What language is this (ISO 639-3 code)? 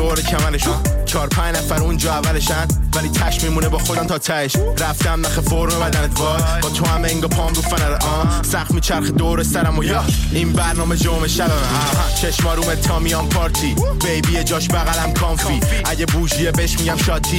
fas